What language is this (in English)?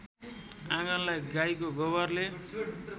Nepali